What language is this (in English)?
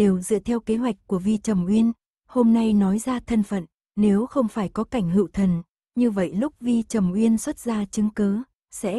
Vietnamese